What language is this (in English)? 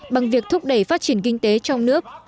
Vietnamese